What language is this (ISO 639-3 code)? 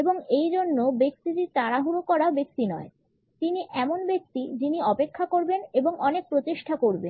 ben